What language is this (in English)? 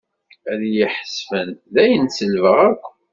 Kabyle